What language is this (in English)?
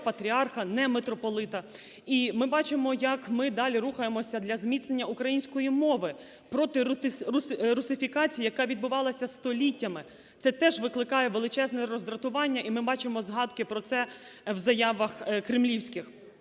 Ukrainian